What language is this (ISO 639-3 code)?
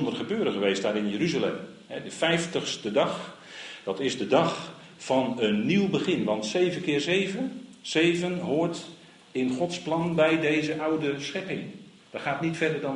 nld